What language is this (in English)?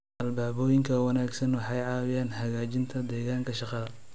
Somali